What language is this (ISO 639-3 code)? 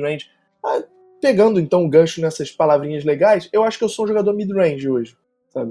por